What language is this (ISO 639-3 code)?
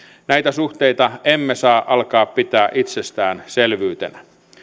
fin